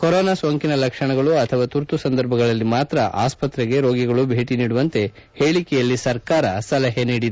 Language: Kannada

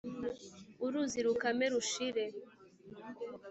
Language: Kinyarwanda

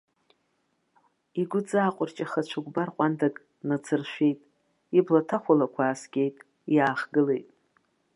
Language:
Abkhazian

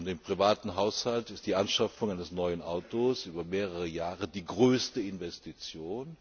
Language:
German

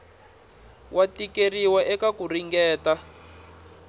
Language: Tsonga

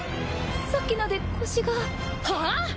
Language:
Japanese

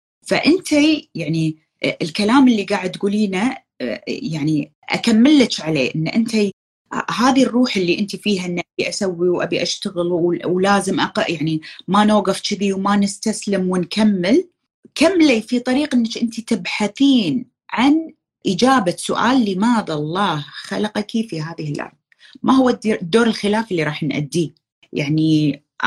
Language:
Arabic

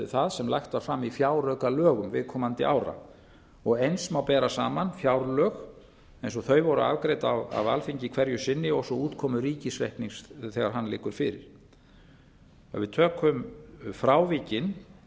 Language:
Icelandic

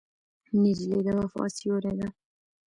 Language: Pashto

